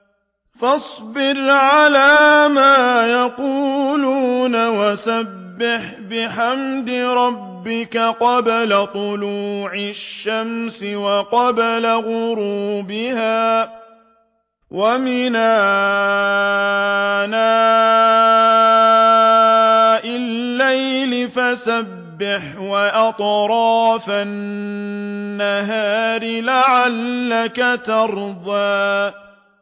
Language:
Arabic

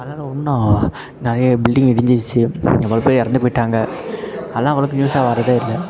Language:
Tamil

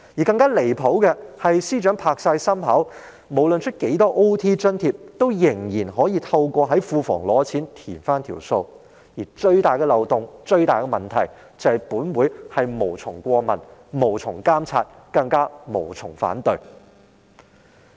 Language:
Cantonese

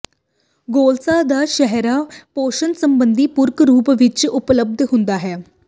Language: Punjabi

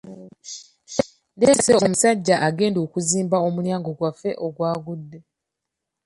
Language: Ganda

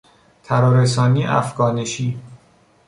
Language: Persian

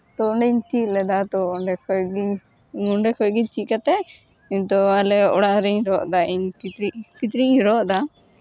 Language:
Santali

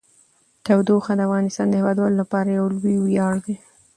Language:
Pashto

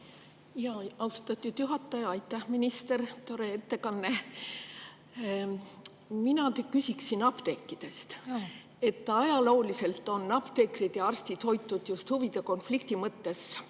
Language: Estonian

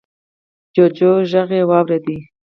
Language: Pashto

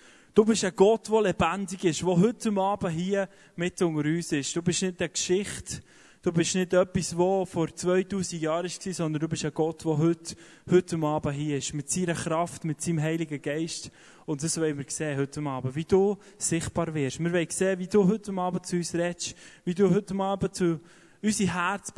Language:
German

